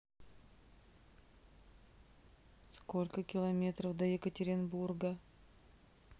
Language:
Russian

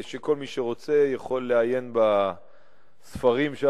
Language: Hebrew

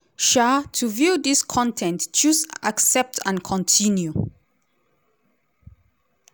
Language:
Nigerian Pidgin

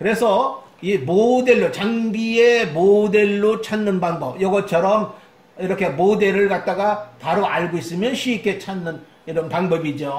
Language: Korean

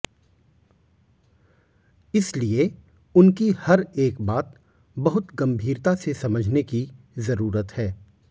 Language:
Hindi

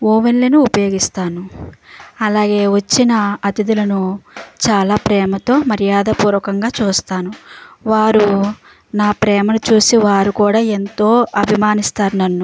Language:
Telugu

